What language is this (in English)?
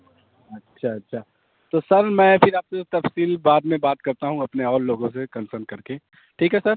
Urdu